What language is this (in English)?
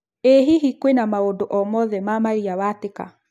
Kikuyu